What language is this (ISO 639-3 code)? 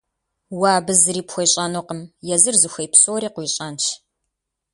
kbd